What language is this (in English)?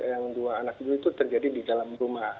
Indonesian